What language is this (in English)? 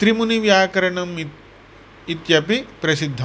Sanskrit